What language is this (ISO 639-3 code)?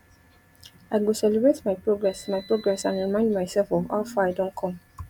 pcm